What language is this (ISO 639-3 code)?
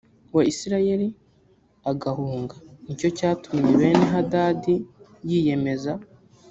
kin